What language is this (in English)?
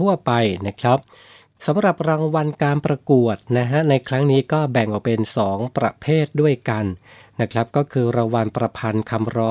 Thai